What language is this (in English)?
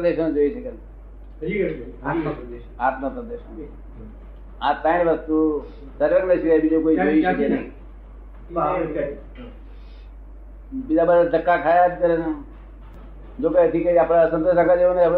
Gujarati